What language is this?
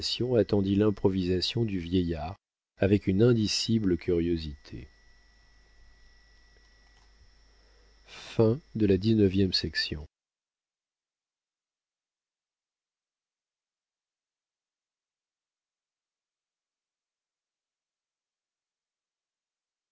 French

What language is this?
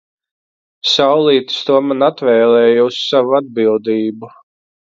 Latvian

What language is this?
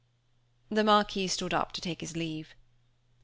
English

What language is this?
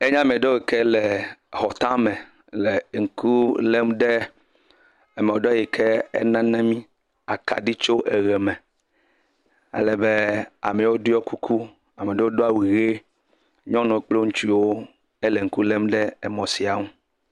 Ewe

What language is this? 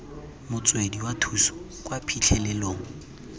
Tswana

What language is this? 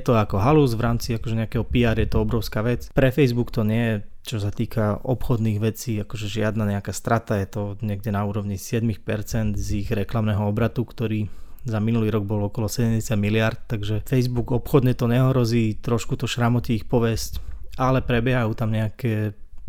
Slovak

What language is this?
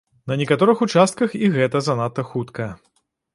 Belarusian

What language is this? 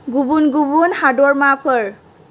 Bodo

